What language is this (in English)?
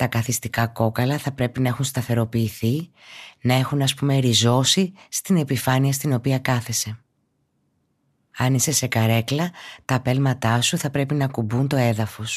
Greek